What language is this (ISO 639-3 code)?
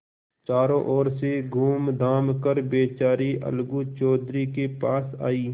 hin